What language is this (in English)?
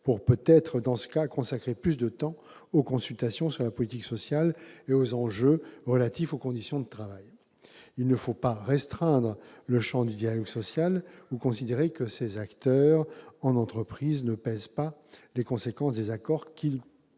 French